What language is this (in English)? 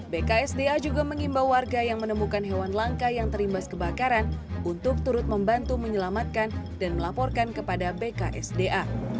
Indonesian